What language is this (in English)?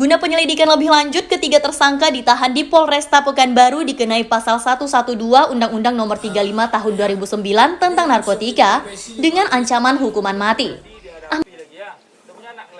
Indonesian